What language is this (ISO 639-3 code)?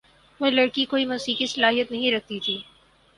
urd